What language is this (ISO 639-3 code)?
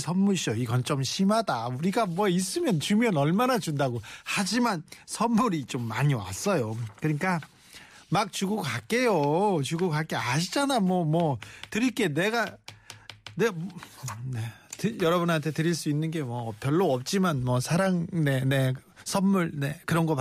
kor